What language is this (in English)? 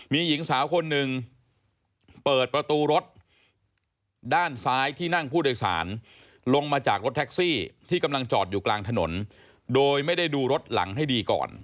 Thai